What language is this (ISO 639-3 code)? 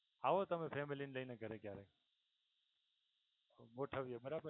guj